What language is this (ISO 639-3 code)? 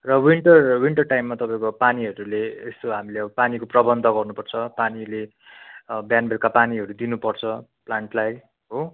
nep